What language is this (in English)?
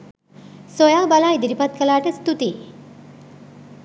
Sinhala